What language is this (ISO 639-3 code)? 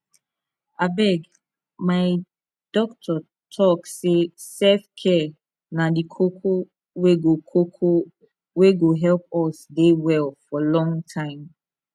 pcm